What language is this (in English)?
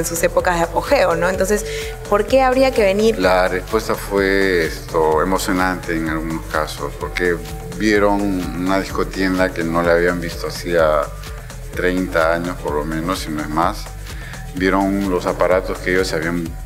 Spanish